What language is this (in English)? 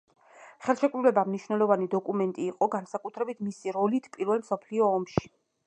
Georgian